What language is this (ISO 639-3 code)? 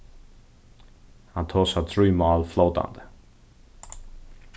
fao